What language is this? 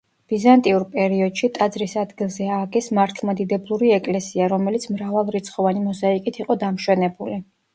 Georgian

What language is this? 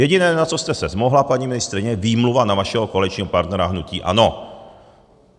Czech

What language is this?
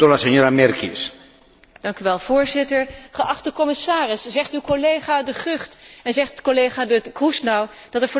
Dutch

